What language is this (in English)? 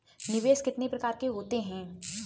Hindi